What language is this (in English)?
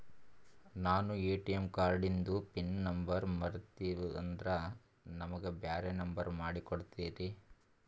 Kannada